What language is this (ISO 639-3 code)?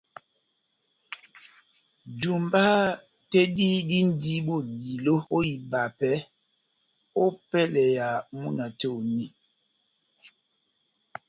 bnm